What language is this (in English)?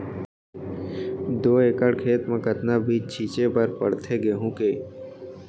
Chhattisgarhi